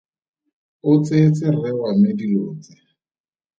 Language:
Tswana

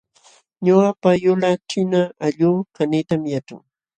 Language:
Jauja Wanca Quechua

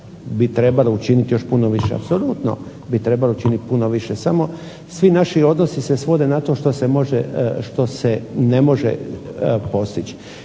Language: Croatian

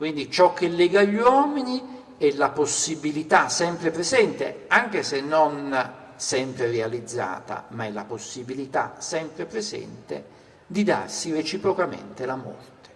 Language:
Italian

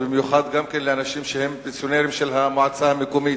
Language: Hebrew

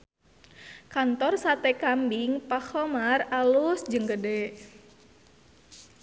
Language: Sundanese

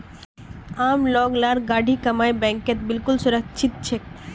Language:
Magahi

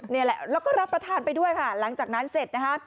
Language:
Thai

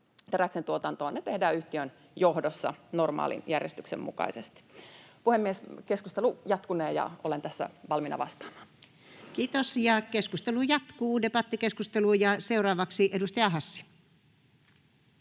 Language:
Finnish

